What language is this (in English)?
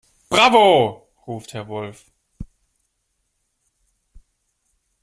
German